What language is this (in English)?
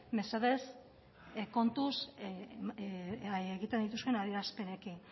Basque